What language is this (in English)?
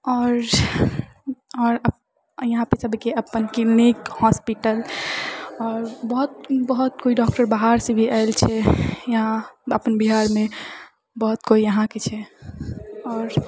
Maithili